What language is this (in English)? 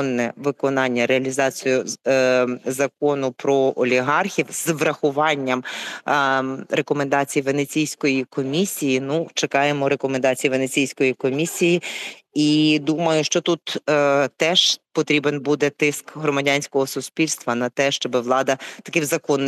Ukrainian